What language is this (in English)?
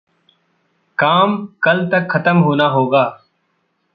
Hindi